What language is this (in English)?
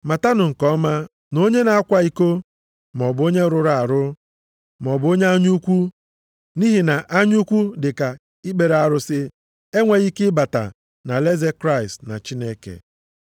Igbo